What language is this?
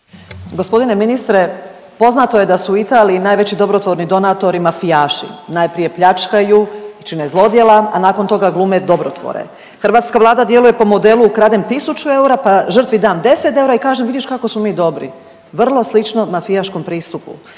Croatian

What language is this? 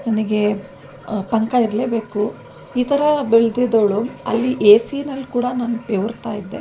Kannada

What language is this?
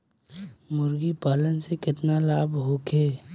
Bhojpuri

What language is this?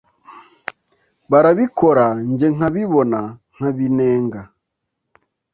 Kinyarwanda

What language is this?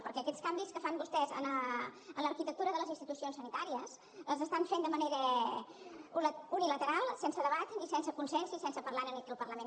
Catalan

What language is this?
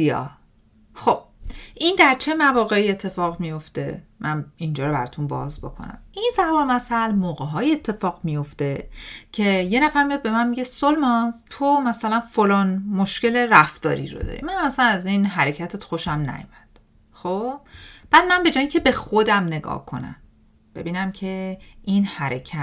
Persian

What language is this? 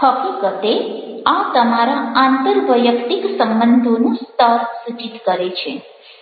Gujarati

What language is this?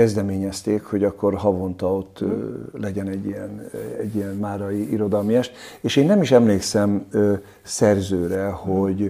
Hungarian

